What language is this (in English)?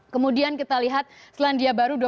Indonesian